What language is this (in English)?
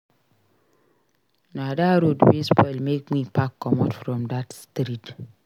Nigerian Pidgin